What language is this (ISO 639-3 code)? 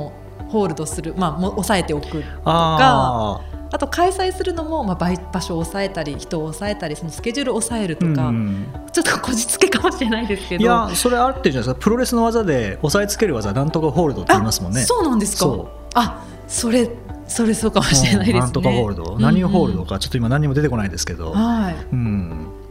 jpn